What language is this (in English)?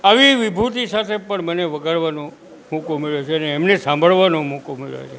Gujarati